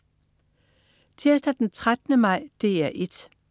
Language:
Danish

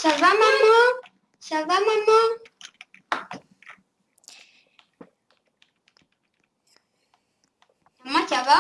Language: French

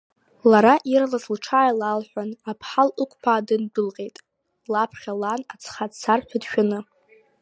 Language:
Abkhazian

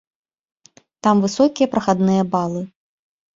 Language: Belarusian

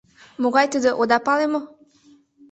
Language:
Mari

